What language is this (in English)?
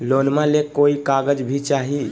Magahi